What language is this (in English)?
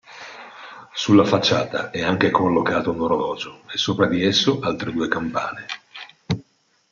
Italian